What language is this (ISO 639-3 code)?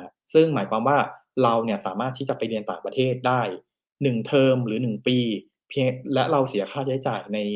tha